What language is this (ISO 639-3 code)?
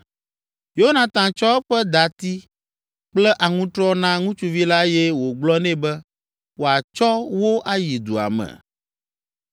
ewe